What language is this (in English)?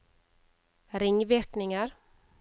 Norwegian